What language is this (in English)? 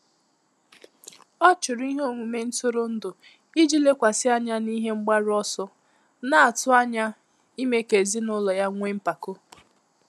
Igbo